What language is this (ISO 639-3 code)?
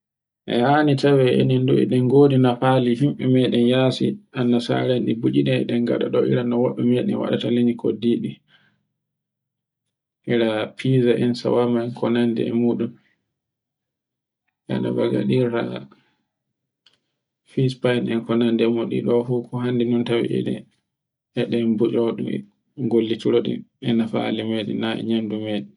fue